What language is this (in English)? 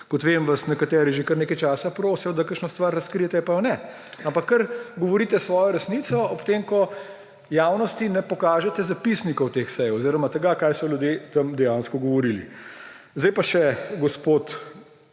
Slovenian